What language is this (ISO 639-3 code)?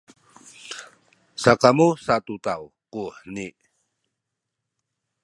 szy